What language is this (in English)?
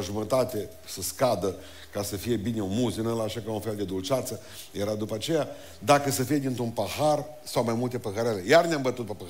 Romanian